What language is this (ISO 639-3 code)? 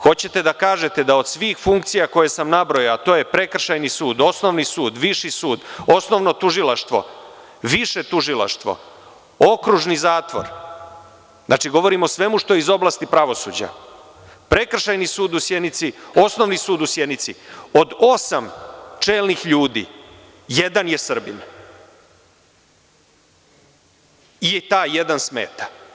srp